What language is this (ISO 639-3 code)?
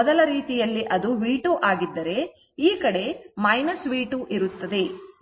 kan